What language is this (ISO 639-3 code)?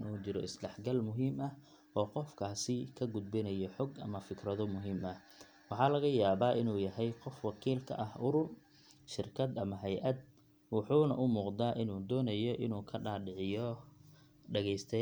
som